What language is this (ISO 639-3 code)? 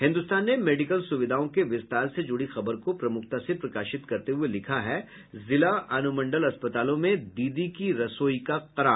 hin